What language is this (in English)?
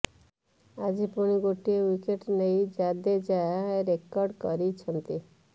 Odia